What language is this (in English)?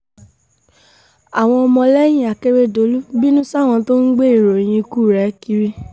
Yoruba